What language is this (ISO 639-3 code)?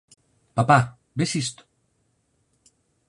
glg